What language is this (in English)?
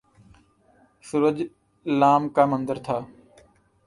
Urdu